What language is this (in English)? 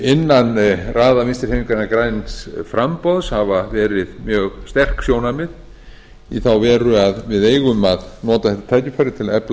Icelandic